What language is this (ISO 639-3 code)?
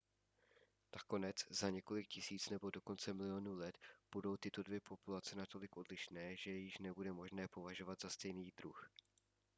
ces